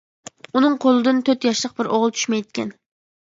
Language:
Uyghur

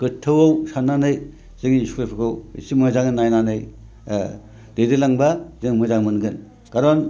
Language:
Bodo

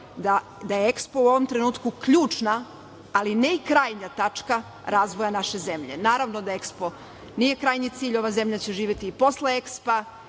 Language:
Serbian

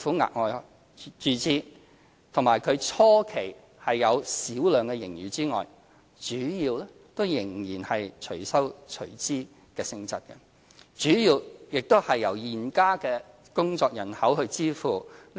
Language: Cantonese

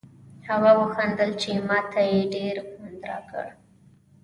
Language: Pashto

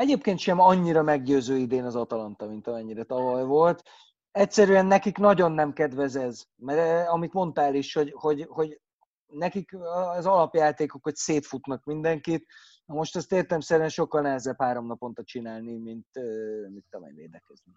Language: Hungarian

